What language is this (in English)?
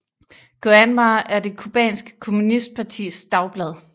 Danish